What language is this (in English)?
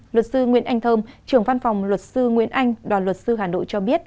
Vietnamese